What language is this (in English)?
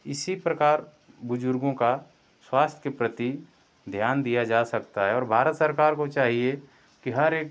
Hindi